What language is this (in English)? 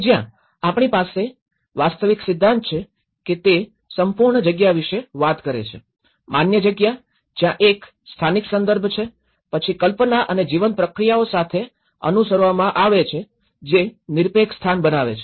Gujarati